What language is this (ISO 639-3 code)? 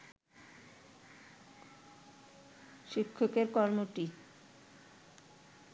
ben